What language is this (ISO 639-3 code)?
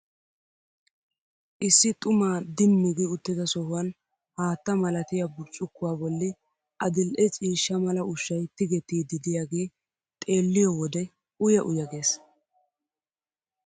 wal